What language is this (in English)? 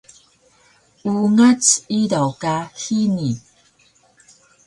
Taroko